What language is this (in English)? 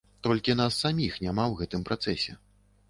Belarusian